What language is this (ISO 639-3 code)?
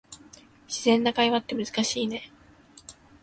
jpn